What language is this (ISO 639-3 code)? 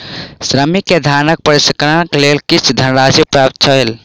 mai